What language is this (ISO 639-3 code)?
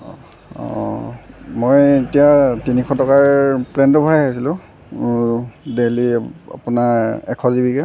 asm